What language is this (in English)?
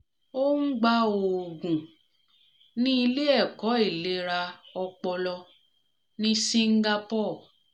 Yoruba